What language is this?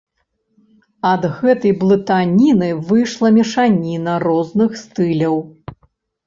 Belarusian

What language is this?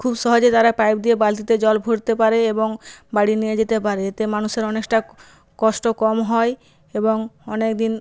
Bangla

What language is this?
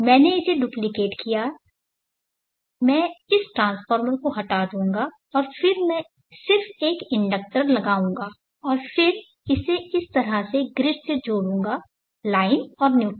Hindi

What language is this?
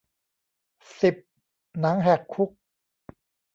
Thai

